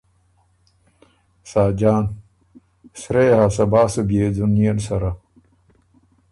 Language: Ormuri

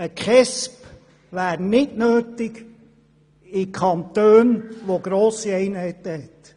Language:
Swiss German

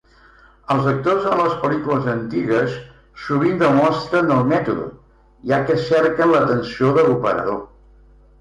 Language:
Catalan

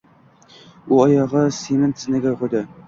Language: Uzbek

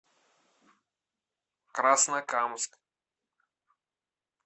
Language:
Russian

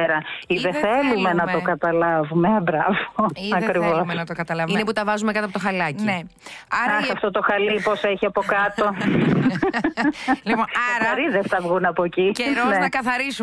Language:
Greek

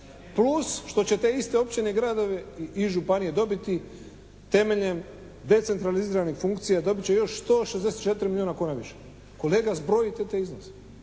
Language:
Croatian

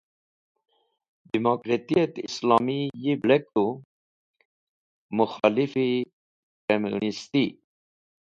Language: Wakhi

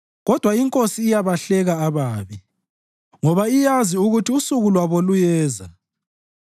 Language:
North Ndebele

